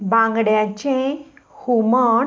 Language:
Konkani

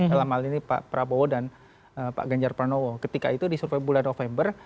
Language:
Indonesian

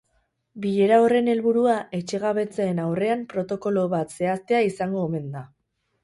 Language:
Basque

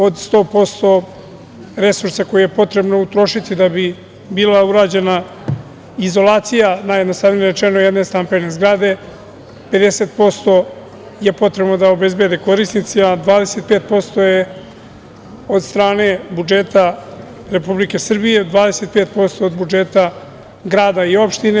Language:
Serbian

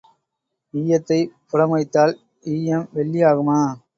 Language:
Tamil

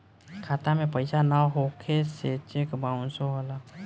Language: Bhojpuri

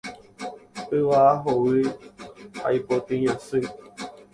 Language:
Guarani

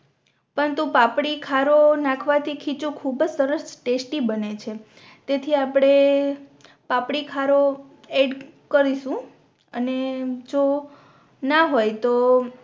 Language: Gujarati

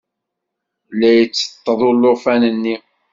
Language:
Kabyle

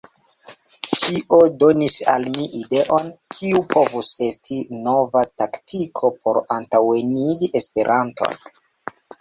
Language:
Esperanto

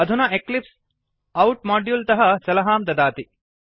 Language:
Sanskrit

